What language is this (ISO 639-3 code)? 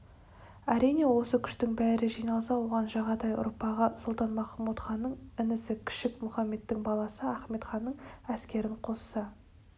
kaz